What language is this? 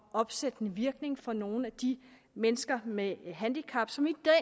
Danish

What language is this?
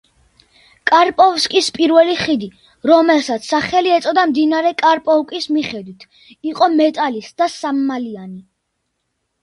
Georgian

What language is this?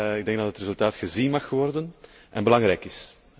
Dutch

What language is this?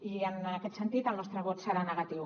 Catalan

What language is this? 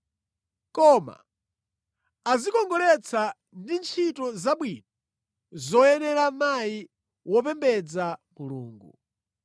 Nyanja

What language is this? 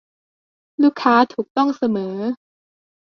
Thai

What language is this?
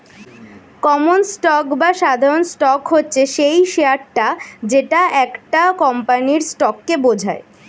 Bangla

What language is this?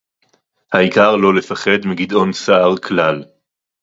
Hebrew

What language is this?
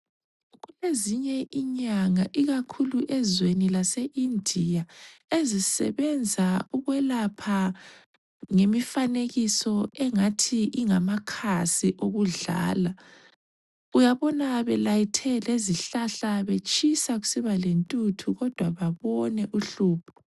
North Ndebele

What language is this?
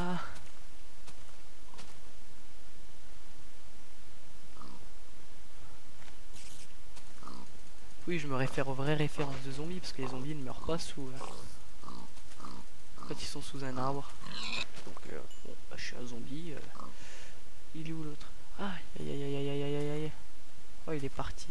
French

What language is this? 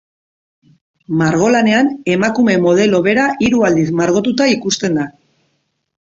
Basque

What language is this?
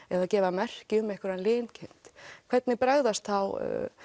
Icelandic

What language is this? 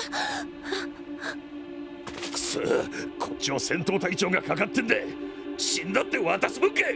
Japanese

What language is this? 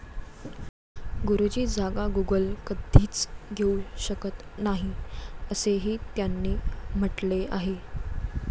Marathi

